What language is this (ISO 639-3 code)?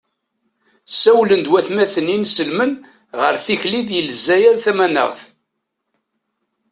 kab